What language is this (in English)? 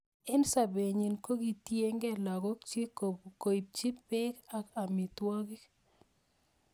Kalenjin